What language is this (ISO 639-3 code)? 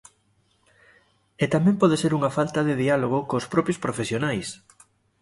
glg